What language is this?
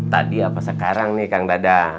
Indonesian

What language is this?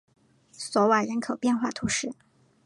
Chinese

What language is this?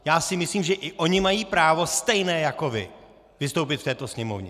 Czech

